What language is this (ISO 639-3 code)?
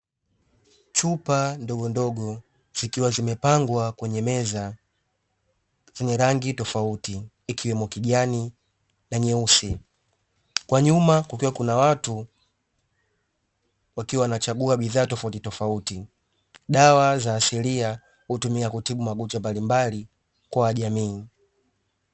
swa